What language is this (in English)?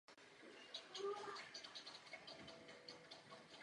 Czech